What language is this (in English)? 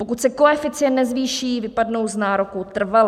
Czech